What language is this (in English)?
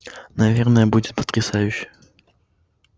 Russian